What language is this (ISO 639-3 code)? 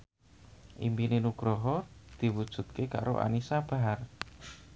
jav